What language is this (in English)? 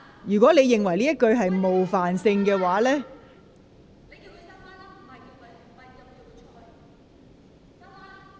Cantonese